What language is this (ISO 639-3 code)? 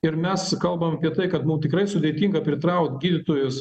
lit